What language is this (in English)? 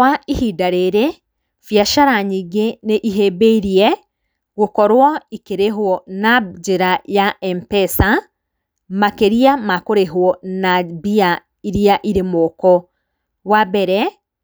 Kikuyu